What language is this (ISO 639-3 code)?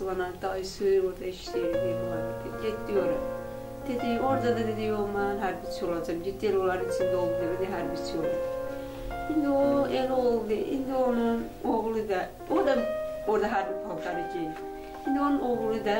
tur